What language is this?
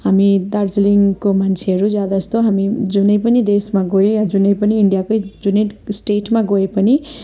Nepali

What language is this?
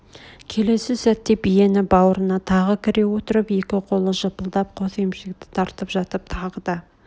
Kazakh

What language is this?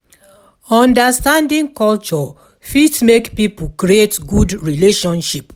Nigerian Pidgin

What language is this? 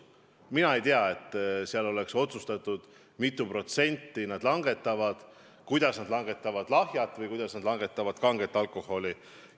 Estonian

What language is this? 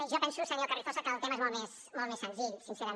Catalan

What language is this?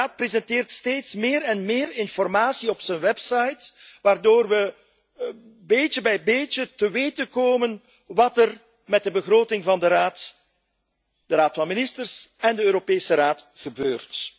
Dutch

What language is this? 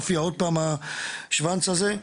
Hebrew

